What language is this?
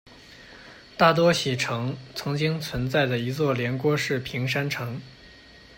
Chinese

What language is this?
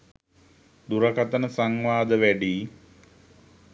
Sinhala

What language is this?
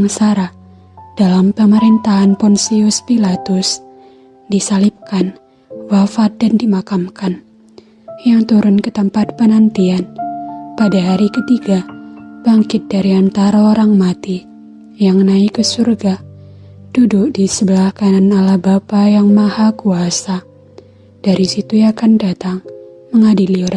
Indonesian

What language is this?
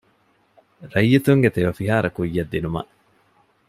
Divehi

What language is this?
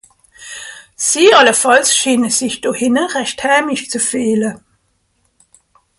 Swiss German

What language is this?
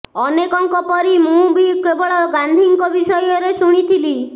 Odia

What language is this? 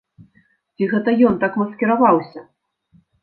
Belarusian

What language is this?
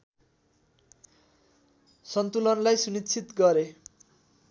Nepali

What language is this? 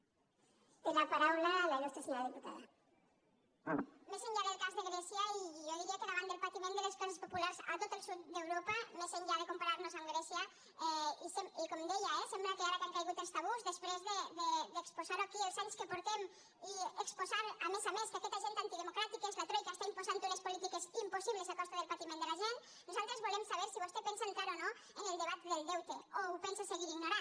Catalan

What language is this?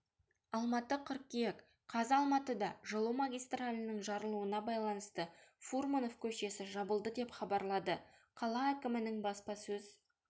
Kazakh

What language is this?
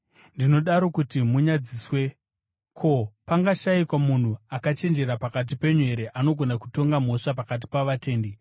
Shona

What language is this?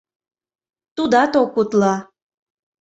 Mari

